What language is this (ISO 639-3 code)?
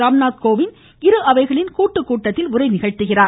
tam